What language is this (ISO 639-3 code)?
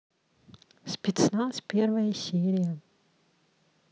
rus